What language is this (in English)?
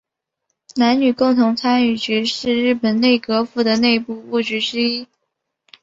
Chinese